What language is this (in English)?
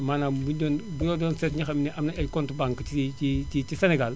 Wolof